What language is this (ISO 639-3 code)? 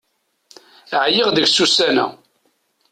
kab